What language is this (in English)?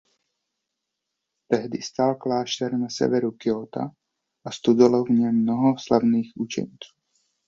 Czech